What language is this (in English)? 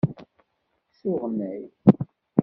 Kabyle